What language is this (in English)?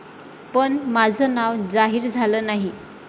Marathi